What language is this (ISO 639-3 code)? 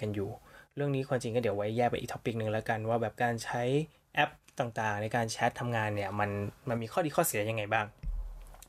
tha